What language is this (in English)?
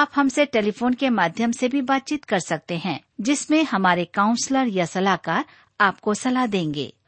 Hindi